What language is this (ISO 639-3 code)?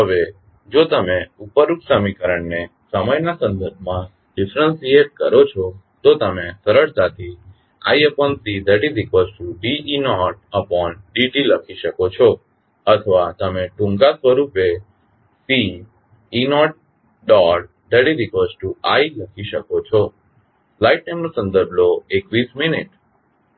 guj